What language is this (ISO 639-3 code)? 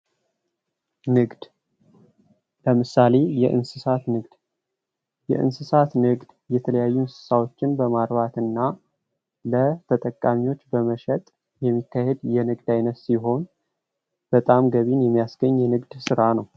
amh